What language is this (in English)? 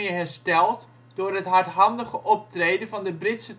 Dutch